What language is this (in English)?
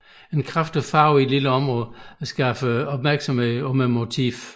Danish